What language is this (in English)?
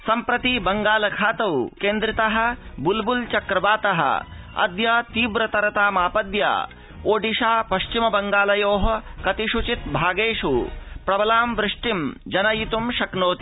Sanskrit